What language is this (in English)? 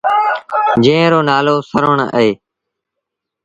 Sindhi Bhil